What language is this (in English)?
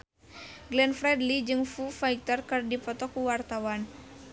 Sundanese